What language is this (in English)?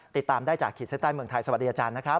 Thai